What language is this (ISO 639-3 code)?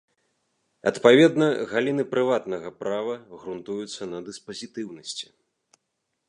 bel